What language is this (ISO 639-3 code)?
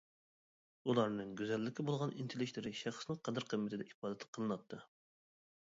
uig